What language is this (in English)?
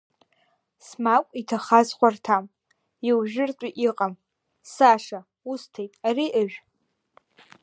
Abkhazian